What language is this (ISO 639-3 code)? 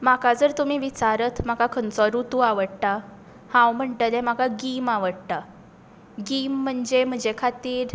kok